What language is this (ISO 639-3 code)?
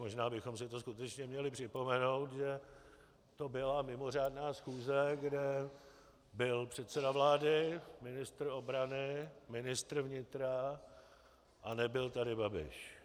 ces